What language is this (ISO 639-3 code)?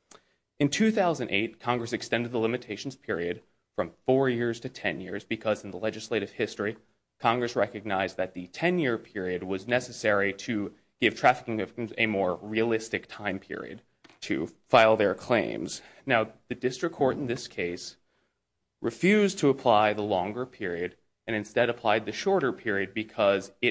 eng